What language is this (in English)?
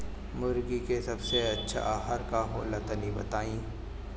Bhojpuri